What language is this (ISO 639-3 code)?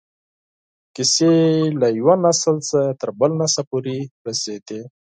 pus